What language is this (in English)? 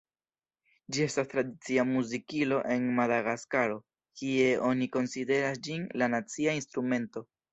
Esperanto